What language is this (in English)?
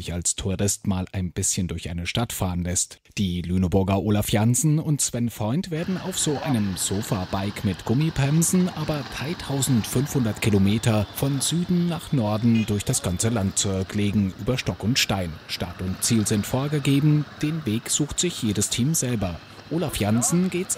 German